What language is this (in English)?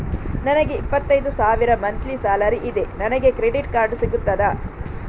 Kannada